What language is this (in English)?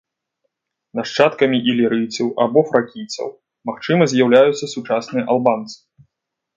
Belarusian